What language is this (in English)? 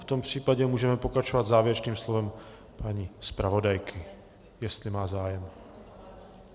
Czech